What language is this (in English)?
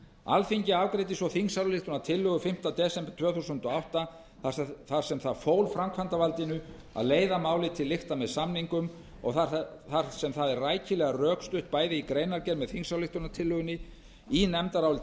Icelandic